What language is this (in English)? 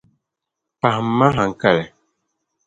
Dagbani